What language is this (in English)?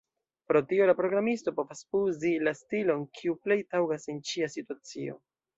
Esperanto